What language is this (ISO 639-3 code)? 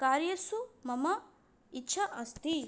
san